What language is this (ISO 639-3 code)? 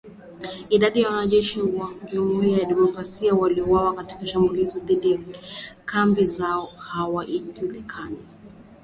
swa